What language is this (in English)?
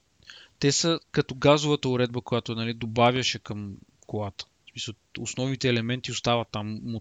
Bulgarian